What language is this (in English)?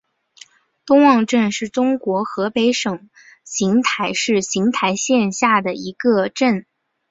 Chinese